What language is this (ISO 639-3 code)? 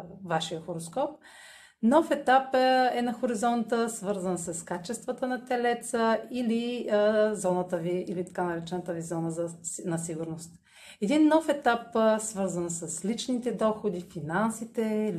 bul